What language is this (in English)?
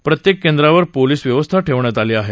Marathi